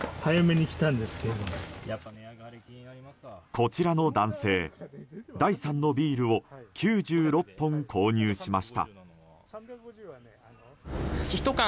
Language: Japanese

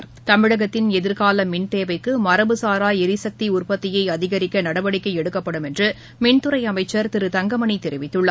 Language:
Tamil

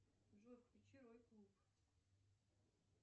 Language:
Russian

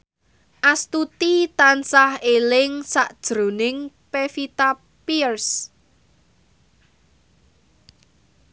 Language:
Javanese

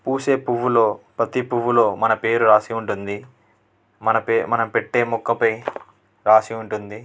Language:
Telugu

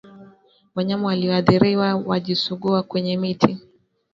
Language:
Swahili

